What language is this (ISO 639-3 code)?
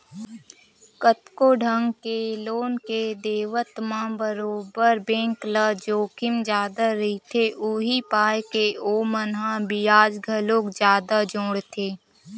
hne